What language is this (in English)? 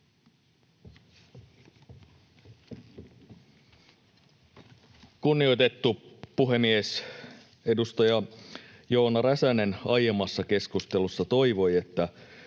Finnish